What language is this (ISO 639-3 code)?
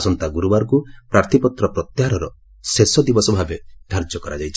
ori